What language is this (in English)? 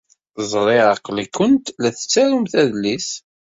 Kabyle